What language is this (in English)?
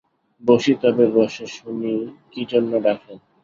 Bangla